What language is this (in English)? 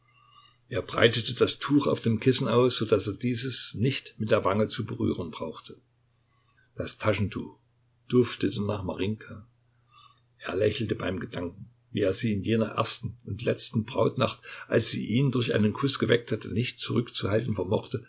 German